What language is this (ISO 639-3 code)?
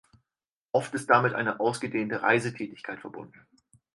deu